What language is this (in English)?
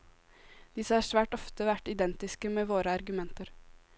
Norwegian